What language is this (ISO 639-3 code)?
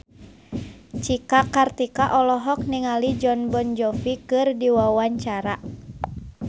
sun